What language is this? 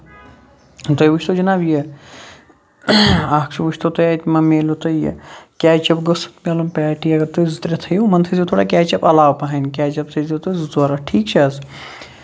Kashmiri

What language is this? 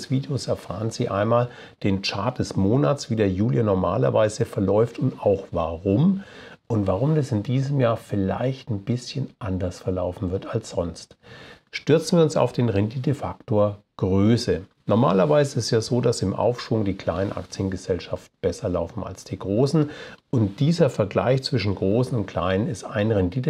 German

